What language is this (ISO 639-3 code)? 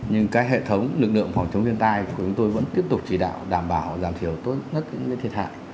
vie